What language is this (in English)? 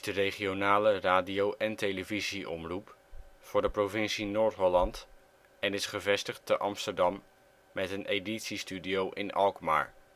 Dutch